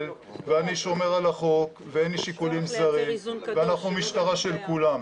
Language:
Hebrew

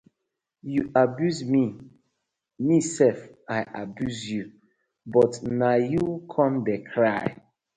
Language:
Nigerian Pidgin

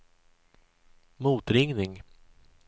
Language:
Swedish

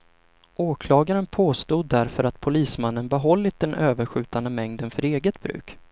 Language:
Swedish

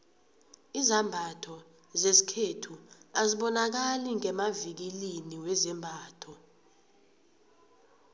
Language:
South Ndebele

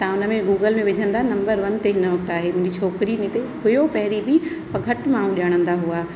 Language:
Sindhi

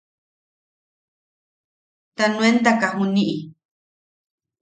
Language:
Yaqui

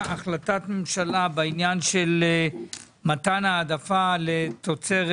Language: Hebrew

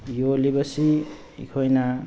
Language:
Manipuri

